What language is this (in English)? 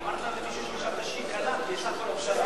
Hebrew